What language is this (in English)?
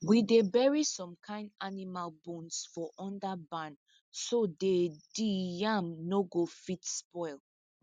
Nigerian Pidgin